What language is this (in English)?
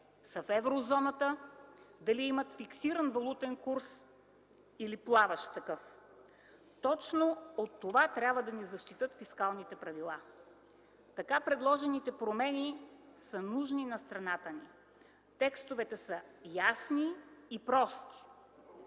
Bulgarian